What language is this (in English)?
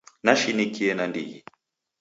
Taita